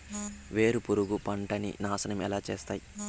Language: Telugu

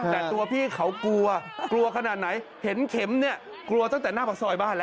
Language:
Thai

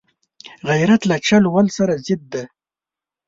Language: Pashto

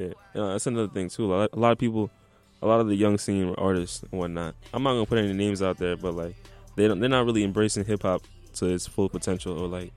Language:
English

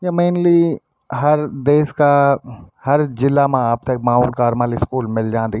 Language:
Garhwali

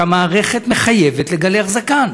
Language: Hebrew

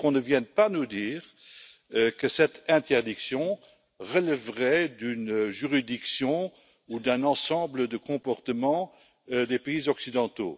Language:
French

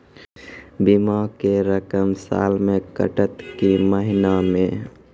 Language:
Maithili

